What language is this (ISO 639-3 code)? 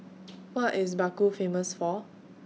eng